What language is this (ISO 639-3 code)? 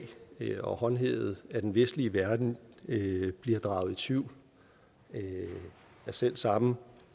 dan